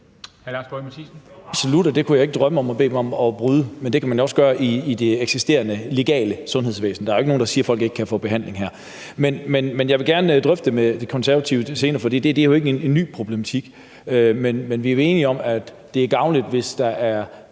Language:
Danish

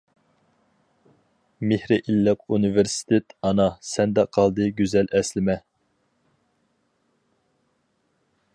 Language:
Uyghur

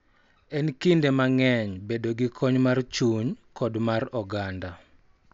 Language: Luo (Kenya and Tanzania)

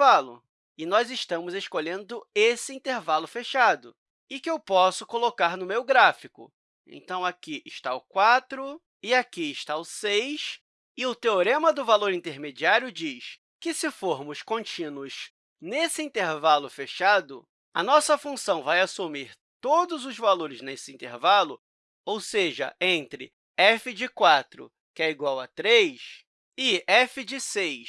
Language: Portuguese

